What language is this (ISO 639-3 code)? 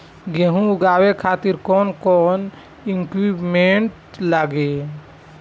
bho